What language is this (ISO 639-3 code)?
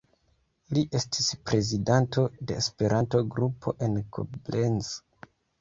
epo